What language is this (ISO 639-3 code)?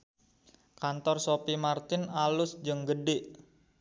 sun